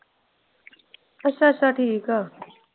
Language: Punjabi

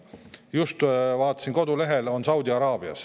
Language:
Estonian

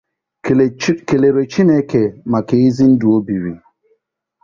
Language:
Igbo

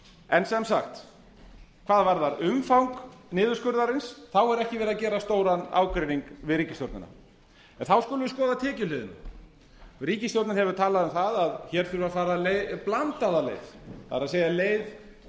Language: Icelandic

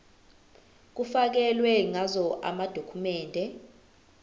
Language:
Zulu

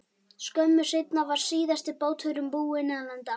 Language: Icelandic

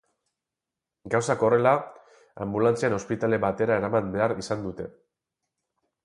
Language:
Basque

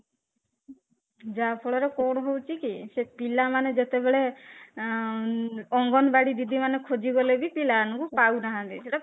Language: Odia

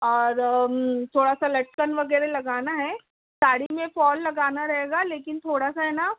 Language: Urdu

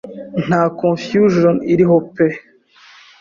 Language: Kinyarwanda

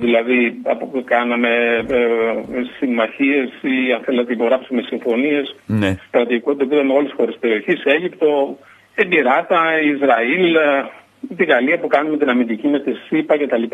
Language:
Greek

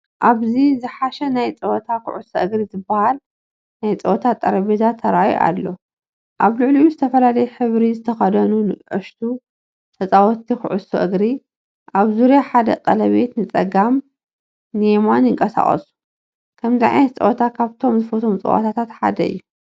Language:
Tigrinya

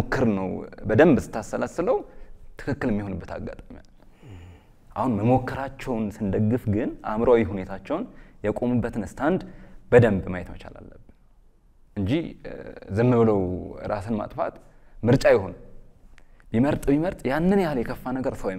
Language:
Arabic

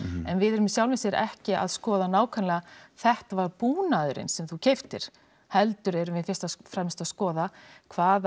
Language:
Icelandic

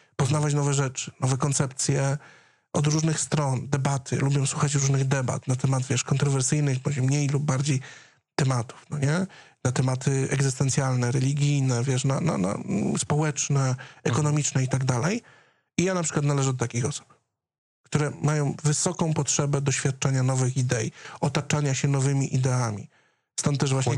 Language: Polish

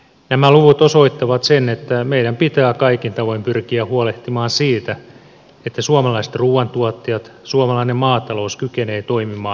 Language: Finnish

